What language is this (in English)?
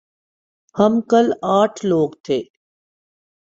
Urdu